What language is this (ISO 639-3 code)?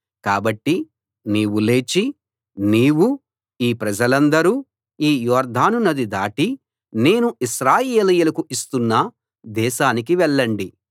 tel